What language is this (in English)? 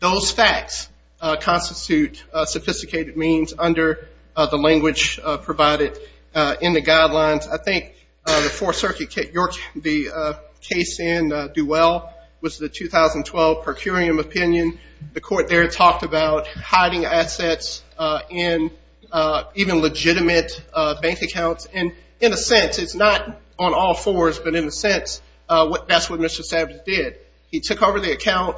English